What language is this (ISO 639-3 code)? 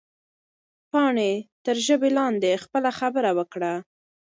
pus